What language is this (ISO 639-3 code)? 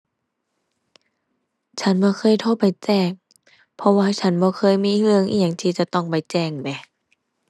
tha